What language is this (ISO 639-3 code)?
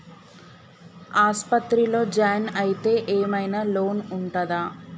tel